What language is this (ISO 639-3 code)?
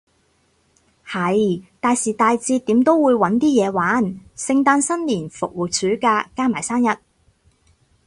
yue